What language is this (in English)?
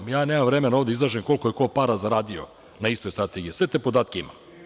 Serbian